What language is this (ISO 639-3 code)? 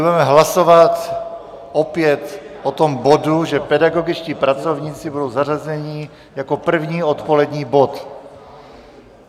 ces